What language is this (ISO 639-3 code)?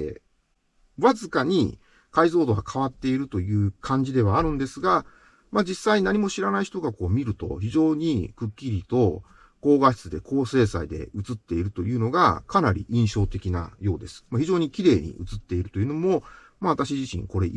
jpn